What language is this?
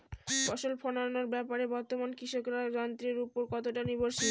Bangla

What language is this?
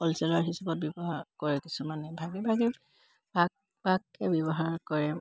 Assamese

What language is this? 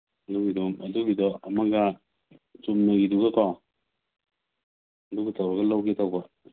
Manipuri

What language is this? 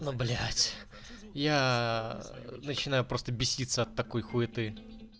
Russian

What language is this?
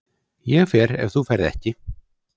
Icelandic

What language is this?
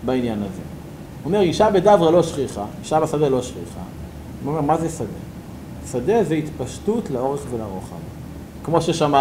Hebrew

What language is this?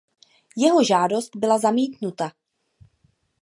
Czech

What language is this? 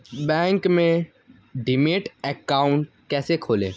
Hindi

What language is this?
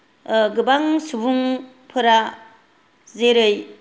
Bodo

